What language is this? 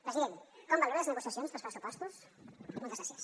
Catalan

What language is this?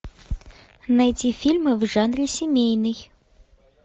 Russian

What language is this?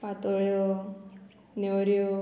Konkani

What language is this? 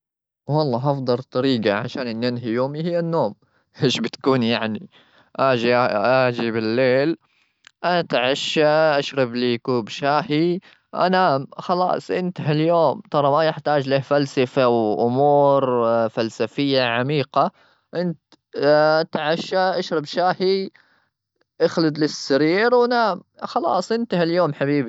Gulf Arabic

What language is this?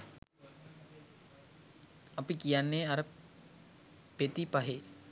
Sinhala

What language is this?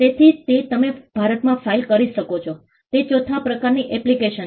Gujarati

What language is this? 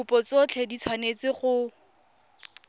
Tswana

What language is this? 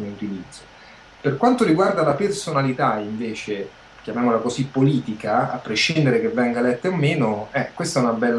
Italian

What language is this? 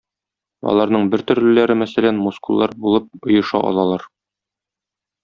Tatar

